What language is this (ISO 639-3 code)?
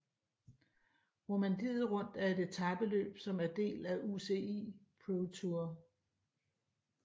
dan